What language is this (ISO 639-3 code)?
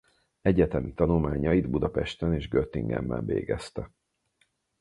hun